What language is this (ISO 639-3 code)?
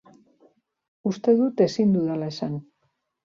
eus